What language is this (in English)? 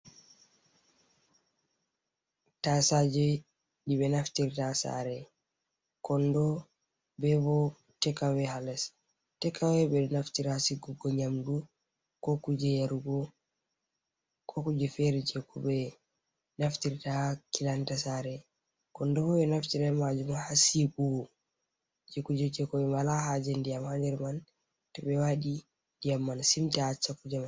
Fula